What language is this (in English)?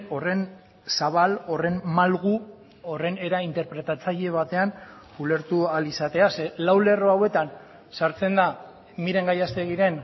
Basque